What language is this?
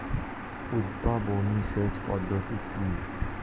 Bangla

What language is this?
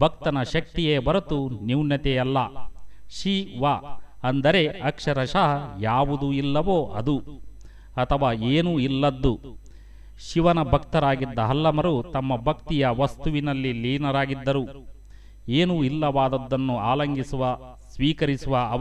Kannada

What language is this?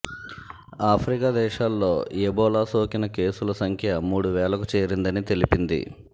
Telugu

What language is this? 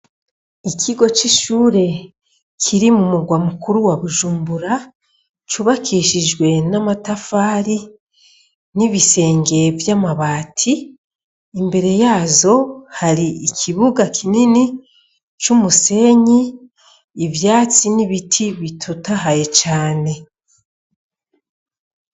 Rundi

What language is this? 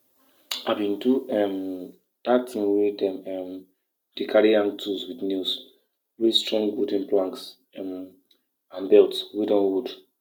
Nigerian Pidgin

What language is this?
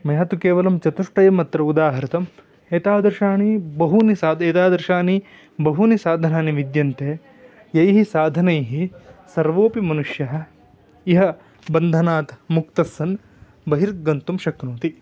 Sanskrit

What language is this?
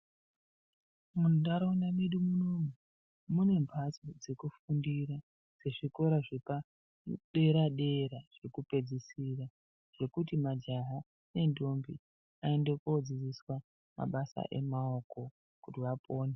Ndau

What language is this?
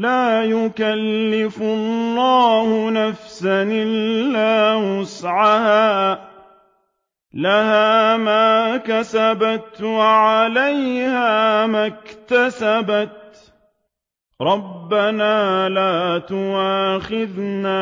Arabic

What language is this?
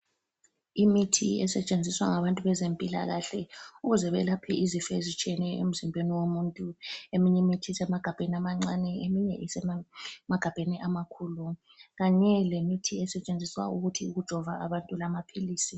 North Ndebele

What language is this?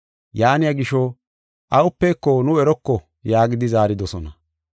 Gofa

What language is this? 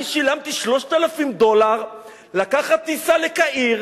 Hebrew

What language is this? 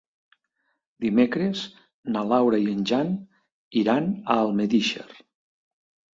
Catalan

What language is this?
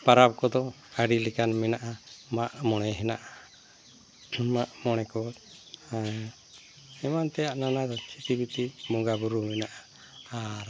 Santali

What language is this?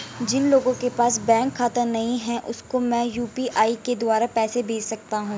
Hindi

